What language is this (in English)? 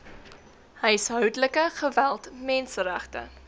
Afrikaans